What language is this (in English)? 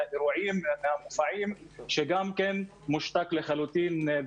Hebrew